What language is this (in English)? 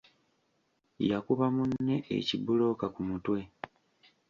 Ganda